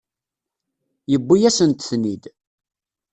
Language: Kabyle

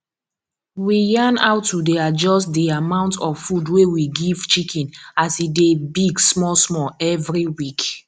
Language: Nigerian Pidgin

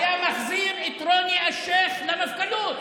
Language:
Hebrew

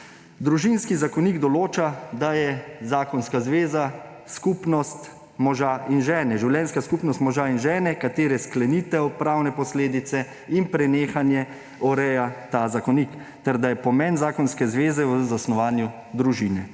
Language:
Slovenian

